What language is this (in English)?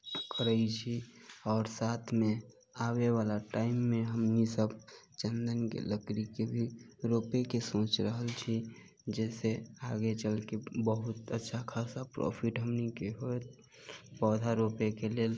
Maithili